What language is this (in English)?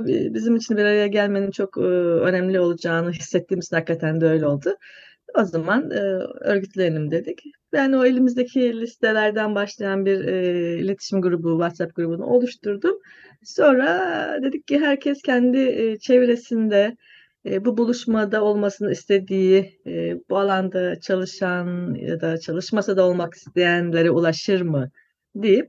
Turkish